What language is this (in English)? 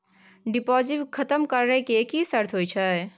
Maithili